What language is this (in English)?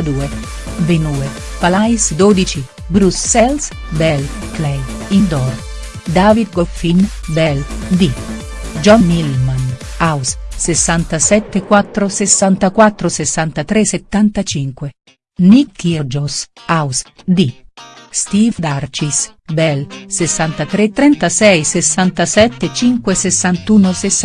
Italian